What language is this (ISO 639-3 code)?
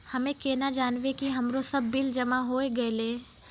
mai